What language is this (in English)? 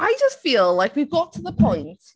English